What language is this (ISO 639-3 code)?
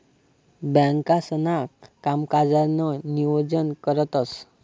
mar